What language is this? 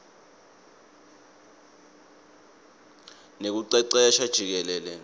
Swati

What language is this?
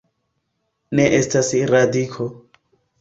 Esperanto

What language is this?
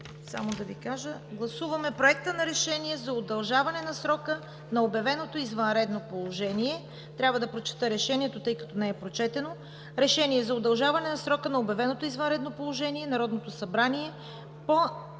Bulgarian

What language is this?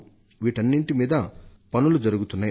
Telugu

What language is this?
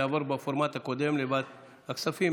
Hebrew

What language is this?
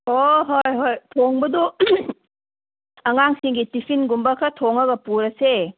Manipuri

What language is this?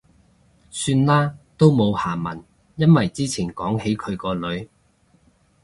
Cantonese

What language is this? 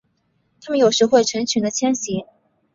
Chinese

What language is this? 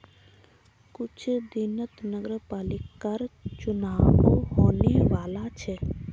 Magahi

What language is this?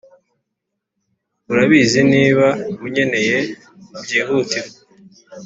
Kinyarwanda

